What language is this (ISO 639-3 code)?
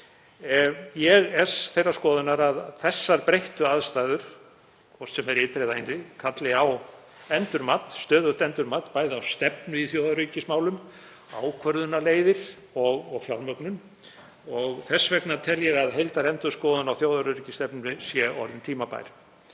isl